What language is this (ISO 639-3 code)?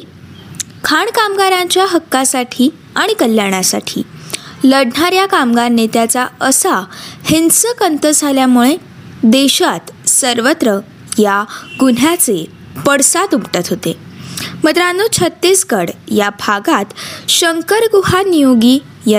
mar